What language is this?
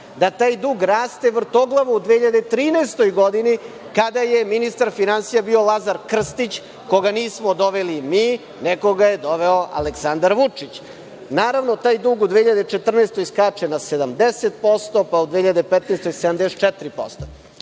Serbian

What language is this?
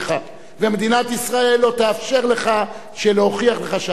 Hebrew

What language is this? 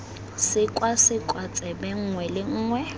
Tswana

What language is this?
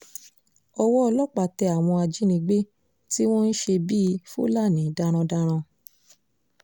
Yoruba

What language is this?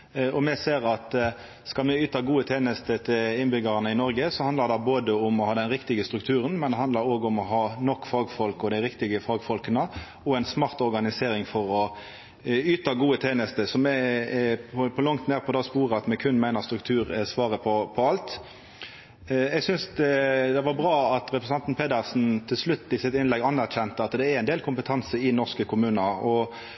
Norwegian Nynorsk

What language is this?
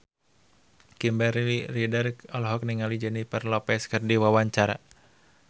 Sundanese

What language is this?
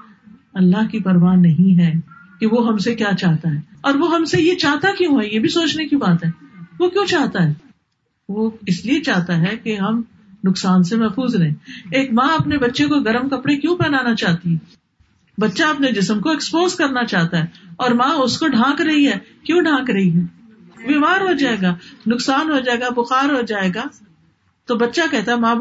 Urdu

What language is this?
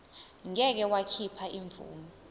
Zulu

